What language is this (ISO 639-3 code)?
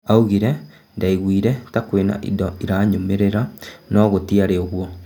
kik